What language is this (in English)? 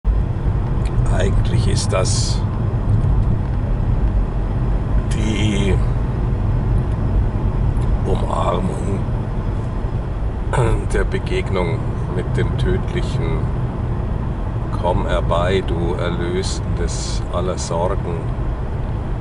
German